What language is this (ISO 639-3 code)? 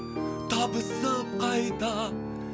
kaz